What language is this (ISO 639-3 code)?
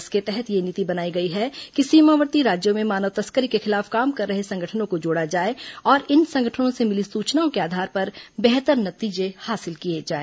hin